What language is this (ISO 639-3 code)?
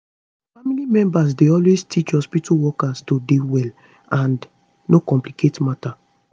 pcm